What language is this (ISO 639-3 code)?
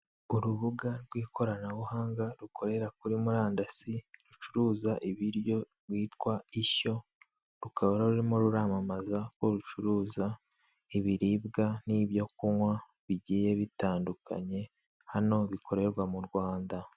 kin